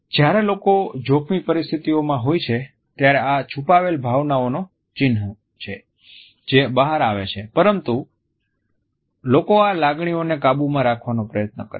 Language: Gujarati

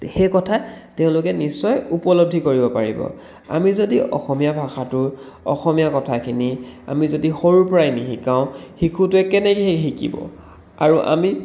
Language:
Assamese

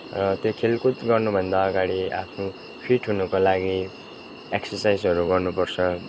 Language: Nepali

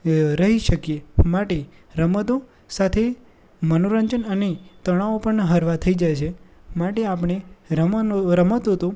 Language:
Gujarati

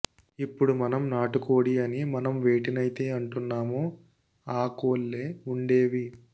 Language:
Telugu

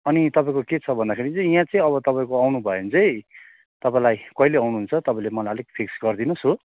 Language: Nepali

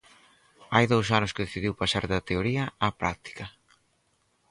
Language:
Galician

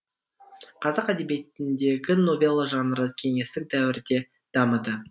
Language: Kazakh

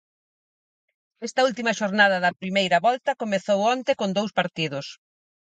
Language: Galician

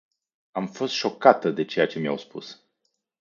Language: Romanian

